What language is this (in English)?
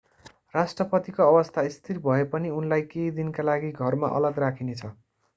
Nepali